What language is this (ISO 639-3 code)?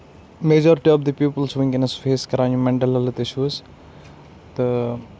kas